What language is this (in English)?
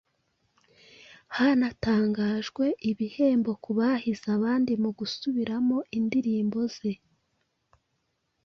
Kinyarwanda